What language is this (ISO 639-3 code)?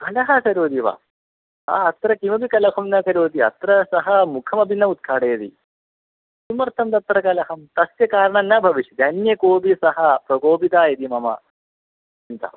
san